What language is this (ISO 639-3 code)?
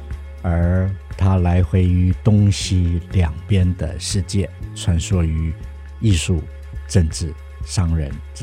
zho